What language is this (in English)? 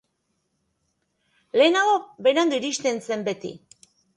Basque